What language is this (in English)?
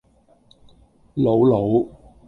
Cantonese